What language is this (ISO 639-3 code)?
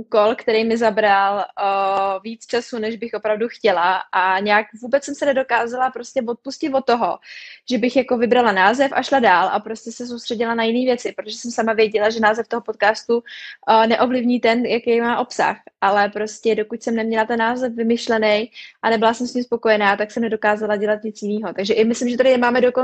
ces